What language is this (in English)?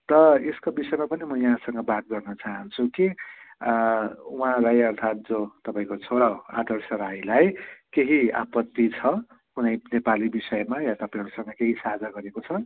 Nepali